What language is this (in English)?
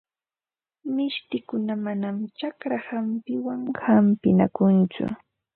Ambo-Pasco Quechua